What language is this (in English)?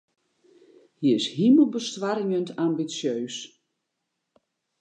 Western Frisian